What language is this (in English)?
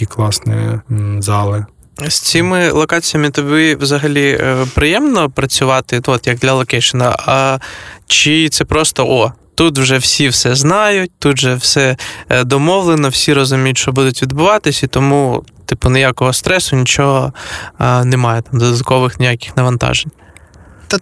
Ukrainian